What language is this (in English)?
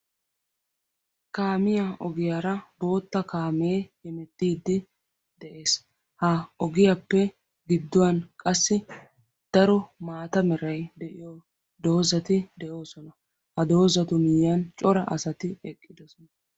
Wolaytta